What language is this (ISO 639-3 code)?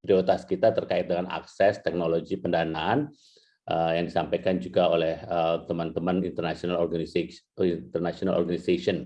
ind